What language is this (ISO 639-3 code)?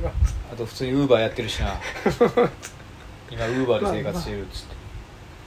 jpn